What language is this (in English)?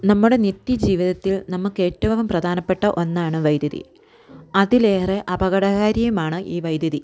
Malayalam